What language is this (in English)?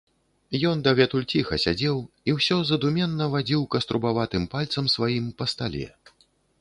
Belarusian